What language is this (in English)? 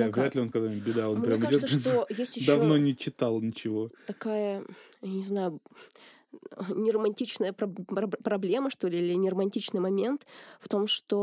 Russian